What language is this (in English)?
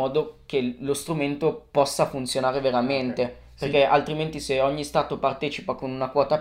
Italian